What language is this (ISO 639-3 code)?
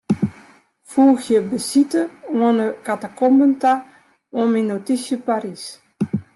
fry